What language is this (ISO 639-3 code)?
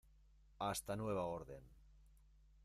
spa